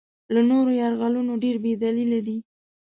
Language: Pashto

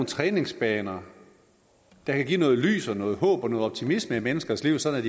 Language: Danish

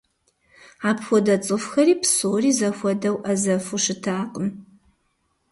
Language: Kabardian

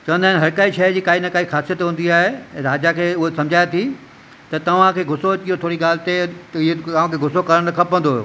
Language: Sindhi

